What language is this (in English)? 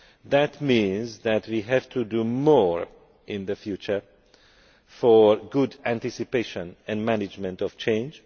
English